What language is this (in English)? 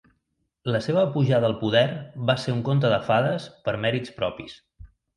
Catalan